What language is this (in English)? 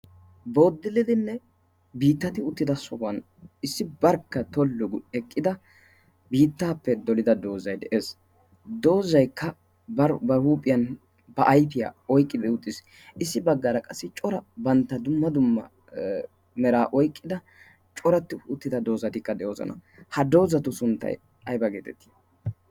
Wolaytta